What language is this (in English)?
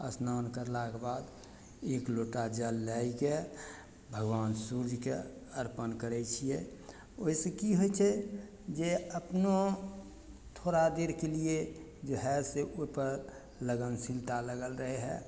Maithili